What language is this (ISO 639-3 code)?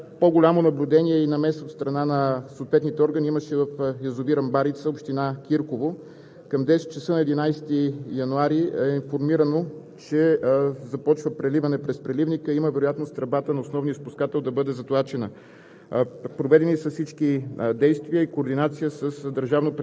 bul